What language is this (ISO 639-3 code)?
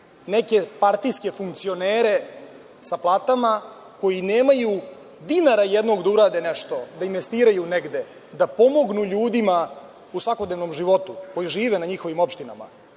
srp